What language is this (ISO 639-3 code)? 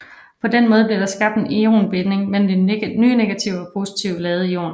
dan